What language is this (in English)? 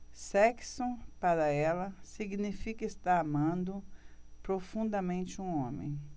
Portuguese